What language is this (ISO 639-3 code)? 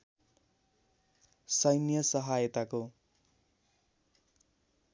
nep